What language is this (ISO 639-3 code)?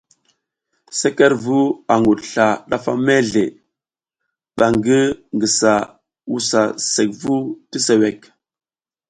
giz